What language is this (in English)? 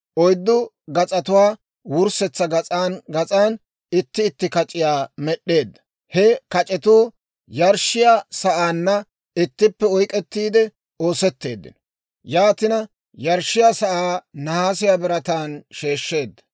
Dawro